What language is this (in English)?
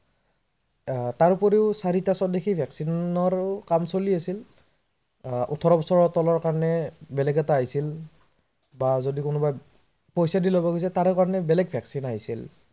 Assamese